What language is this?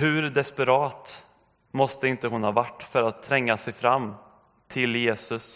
Swedish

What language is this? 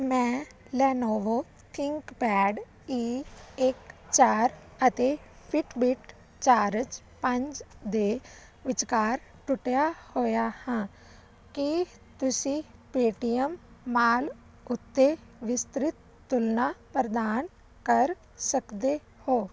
Punjabi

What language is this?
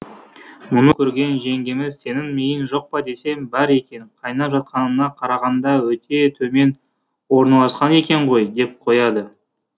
Kazakh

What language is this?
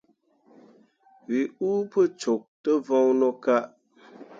Mundang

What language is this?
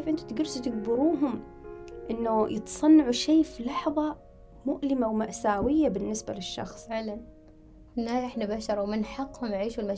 Arabic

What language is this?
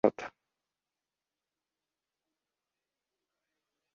Kyrgyz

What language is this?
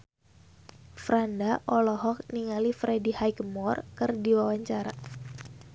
Sundanese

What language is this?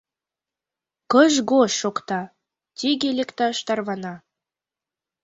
Mari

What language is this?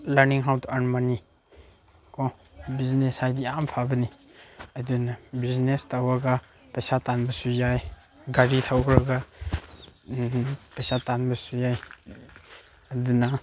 Manipuri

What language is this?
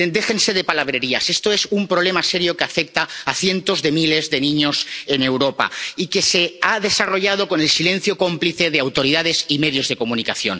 Spanish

